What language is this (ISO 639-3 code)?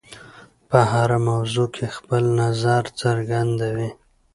pus